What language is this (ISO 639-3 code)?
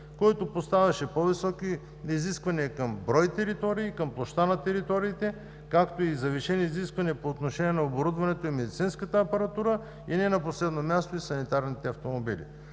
bul